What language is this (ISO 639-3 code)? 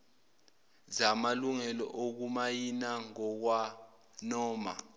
zul